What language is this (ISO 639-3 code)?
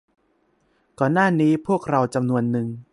tha